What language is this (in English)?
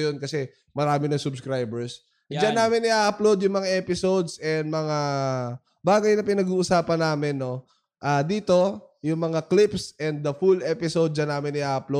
Filipino